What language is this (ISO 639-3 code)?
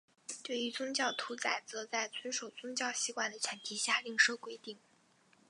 zho